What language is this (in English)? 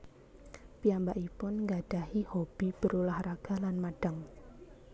Javanese